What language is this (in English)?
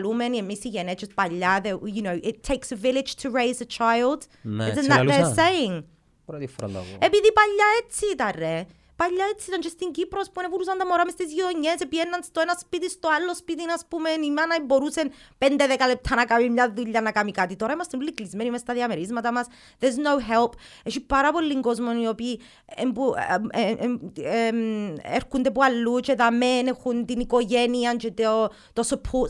Greek